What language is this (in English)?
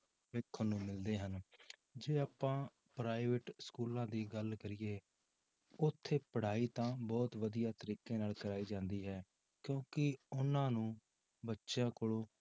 Punjabi